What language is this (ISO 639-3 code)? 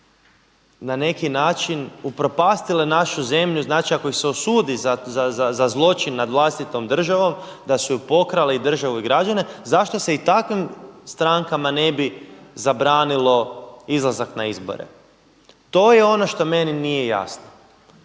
hrv